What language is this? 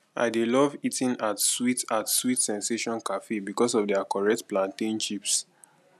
Nigerian Pidgin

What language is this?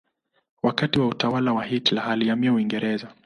Swahili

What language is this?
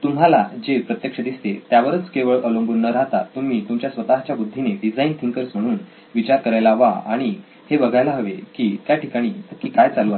Marathi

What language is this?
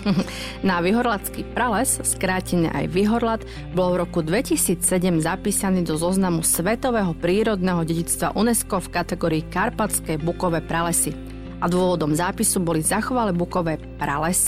Slovak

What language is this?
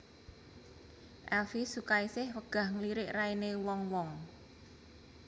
Javanese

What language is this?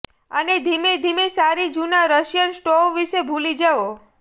Gujarati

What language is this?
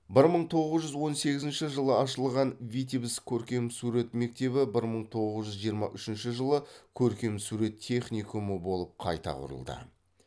Kazakh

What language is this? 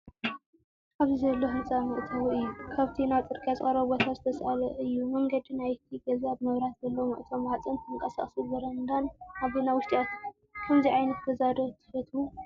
Tigrinya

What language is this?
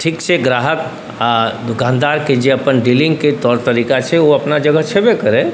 Maithili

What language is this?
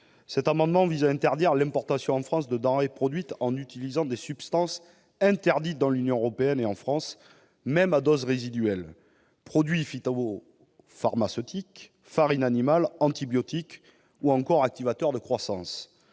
French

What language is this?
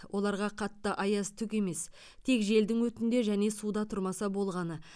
Kazakh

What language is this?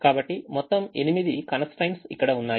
Telugu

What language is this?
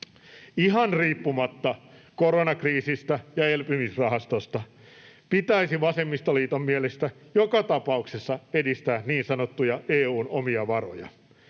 Finnish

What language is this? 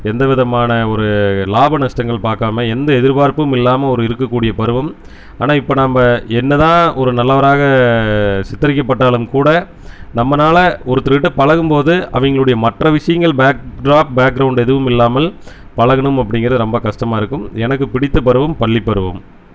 Tamil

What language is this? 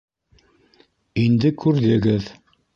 Bashkir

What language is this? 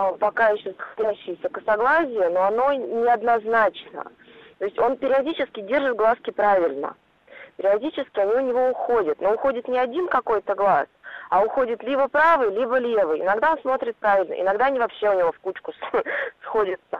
Russian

